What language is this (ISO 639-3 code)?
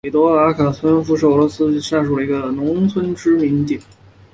zho